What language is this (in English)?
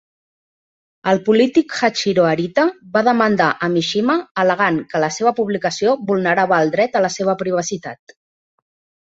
Catalan